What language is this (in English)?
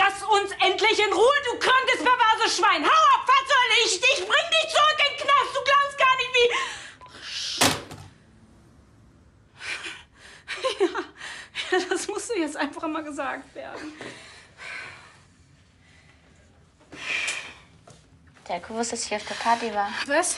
German